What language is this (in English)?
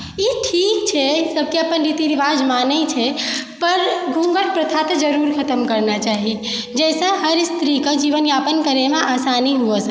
Maithili